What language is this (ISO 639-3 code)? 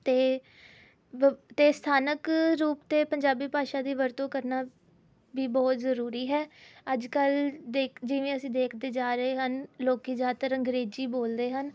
pan